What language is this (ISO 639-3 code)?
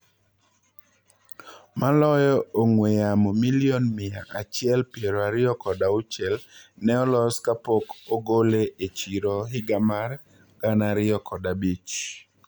luo